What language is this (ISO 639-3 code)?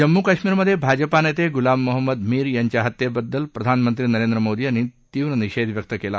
mar